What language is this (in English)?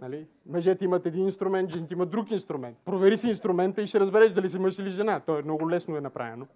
Bulgarian